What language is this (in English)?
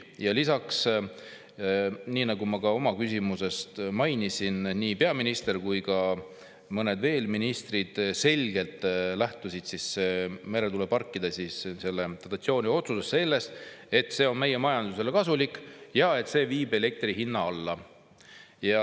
Estonian